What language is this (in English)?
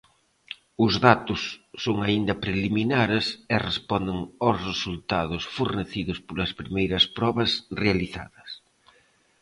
Galician